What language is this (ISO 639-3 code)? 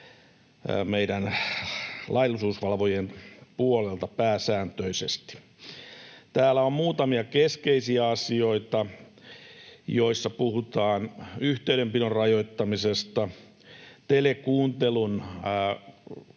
fin